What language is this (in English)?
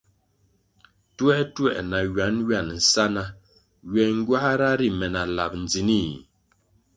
Kwasio